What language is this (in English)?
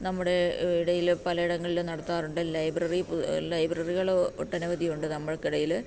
Malayalam